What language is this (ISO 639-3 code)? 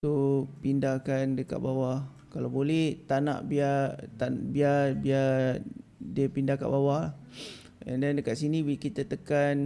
msa